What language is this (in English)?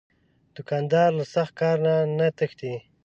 Pashto